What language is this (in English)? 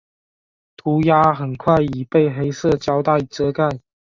Chinese